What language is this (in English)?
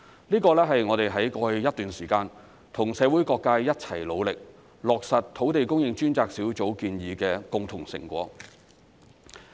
Cantonese